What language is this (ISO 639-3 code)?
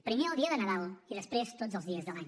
cat